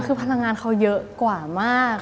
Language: Thai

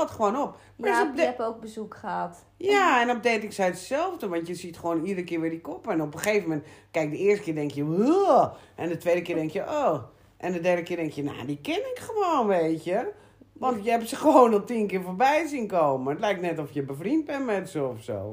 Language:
Dutch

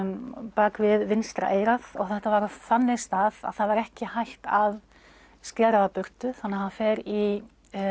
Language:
Icelandic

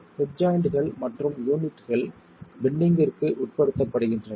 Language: Tamil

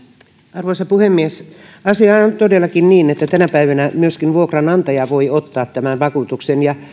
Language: Finnish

